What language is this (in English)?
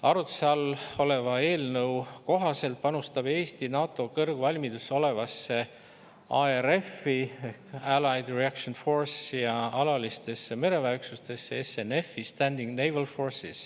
Estonian